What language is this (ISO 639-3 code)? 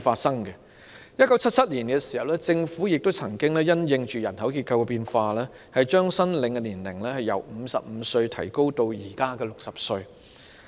yue